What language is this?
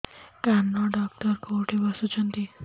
Odia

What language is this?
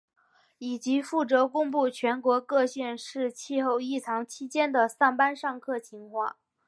Chinese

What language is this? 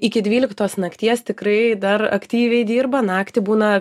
Lithuanian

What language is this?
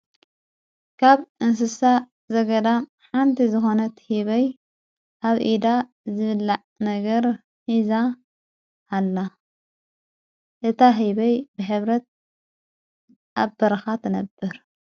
Tigrinya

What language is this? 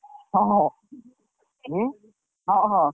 Odia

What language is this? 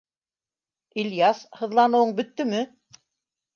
Bashkir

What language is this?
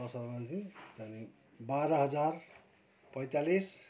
Nepali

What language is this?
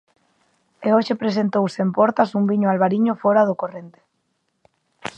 Galician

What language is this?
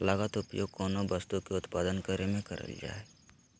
Magahi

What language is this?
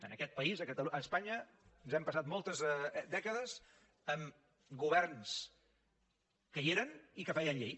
Catalan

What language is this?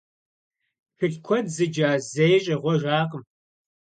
Kabardian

